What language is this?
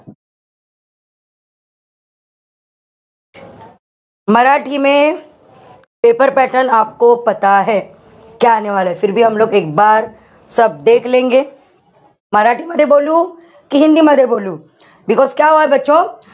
Marathi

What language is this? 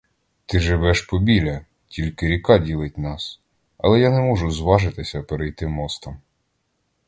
Ukrainian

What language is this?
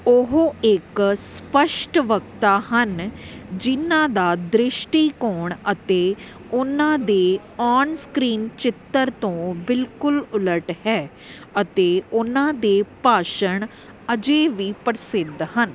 Punjabi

